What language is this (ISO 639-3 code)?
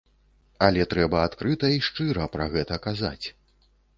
bel